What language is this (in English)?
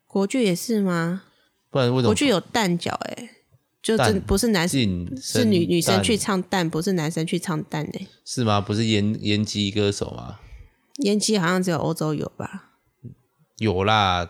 Chinese